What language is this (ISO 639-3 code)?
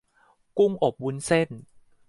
tha